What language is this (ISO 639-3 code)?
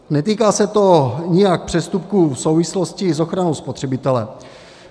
ces